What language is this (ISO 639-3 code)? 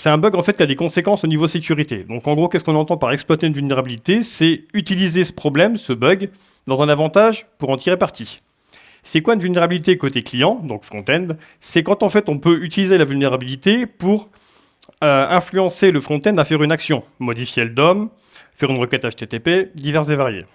fra